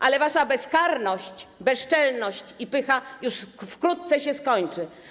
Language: Polish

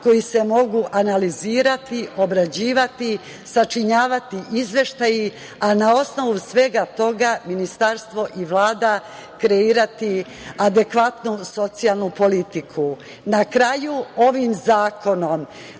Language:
Serbian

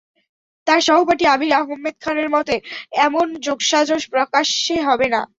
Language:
Bangla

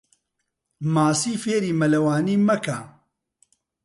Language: Central Kurdish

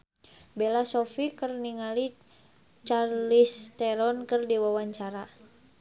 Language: Sundanese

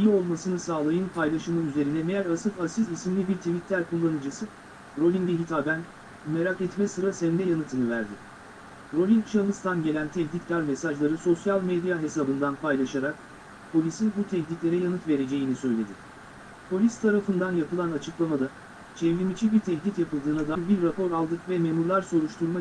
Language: Turkish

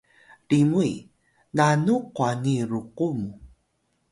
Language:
Atayal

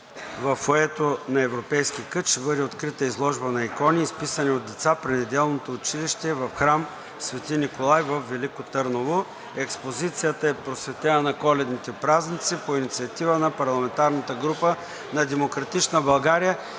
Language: Bulgarian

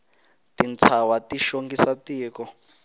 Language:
Tsonga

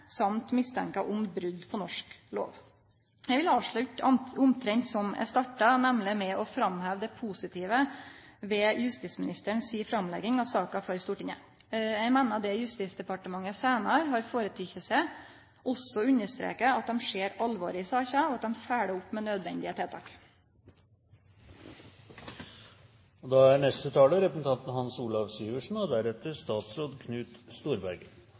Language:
Norwegian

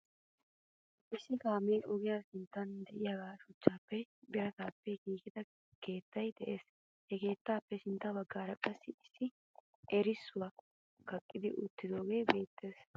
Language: Wolaytta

